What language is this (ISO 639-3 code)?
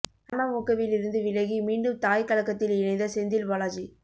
tam